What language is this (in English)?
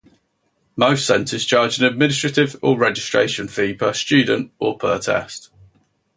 English